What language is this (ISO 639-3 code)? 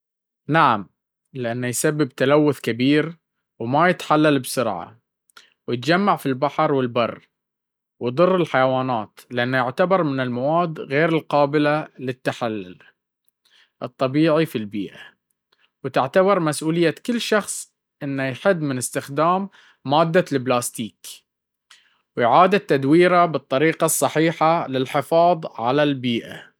abv